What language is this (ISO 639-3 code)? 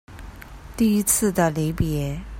zho